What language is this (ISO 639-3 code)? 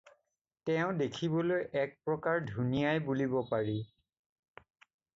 asm